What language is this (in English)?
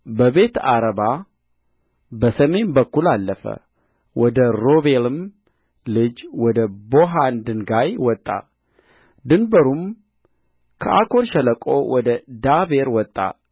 Amharic